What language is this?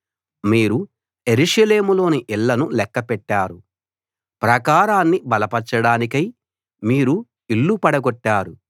Telugu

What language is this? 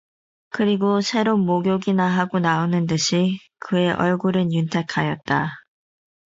Korean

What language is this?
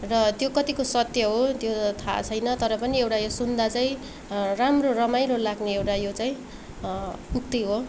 Nepali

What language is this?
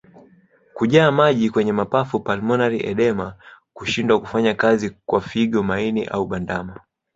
Swahili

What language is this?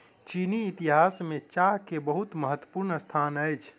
Maithili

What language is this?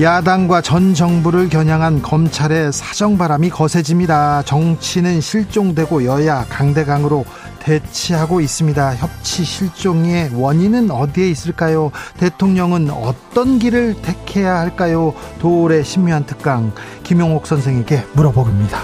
Korean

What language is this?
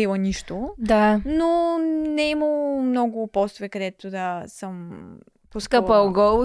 Bulgarian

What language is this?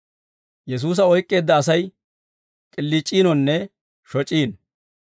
Dawro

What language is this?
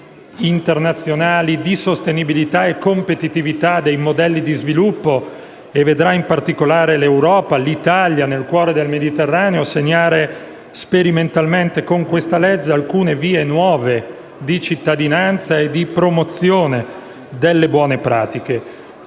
Italian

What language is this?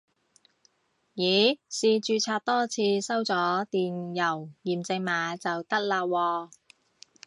Cantonese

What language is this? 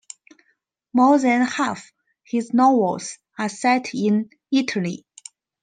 English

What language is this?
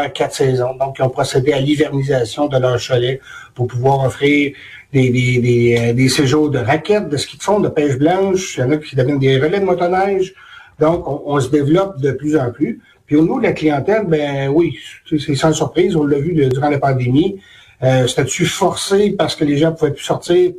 French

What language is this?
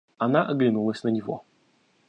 Russian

